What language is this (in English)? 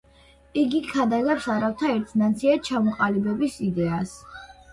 Georgian